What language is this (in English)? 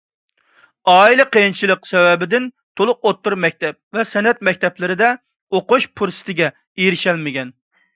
Uyghur